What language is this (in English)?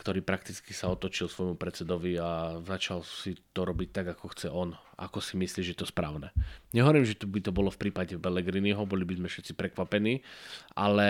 Slovak